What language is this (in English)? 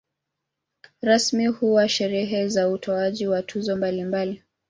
Swahili